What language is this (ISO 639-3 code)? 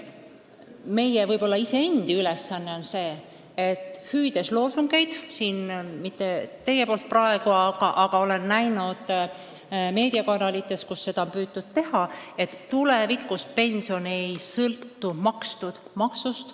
est